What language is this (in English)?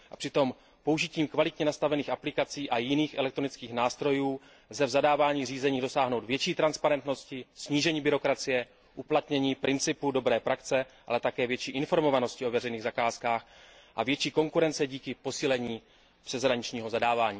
Czech